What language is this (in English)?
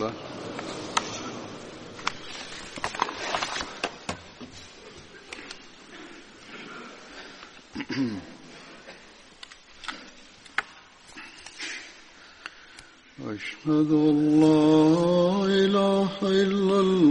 Swahili